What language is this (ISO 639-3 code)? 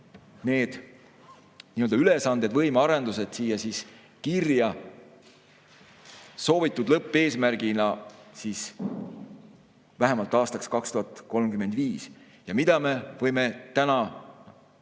est